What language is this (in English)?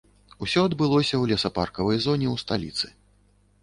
Belarusian